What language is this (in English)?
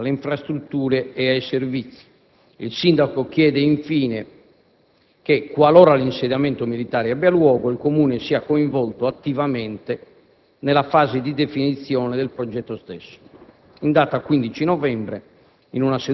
Italian